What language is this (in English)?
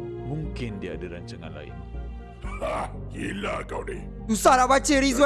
Malay